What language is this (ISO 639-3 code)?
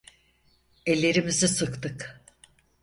tur